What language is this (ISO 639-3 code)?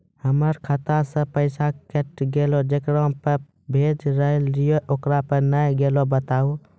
mai